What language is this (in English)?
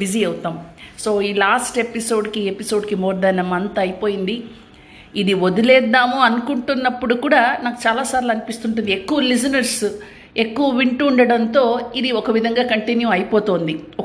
Telugu